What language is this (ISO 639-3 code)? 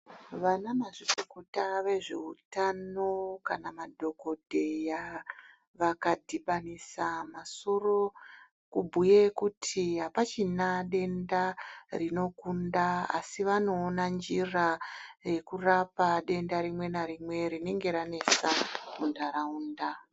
ndc